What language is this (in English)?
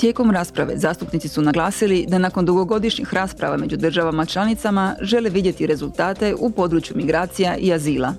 Croatian